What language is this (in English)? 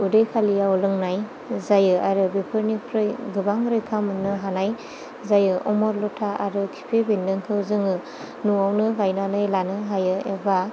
Bodo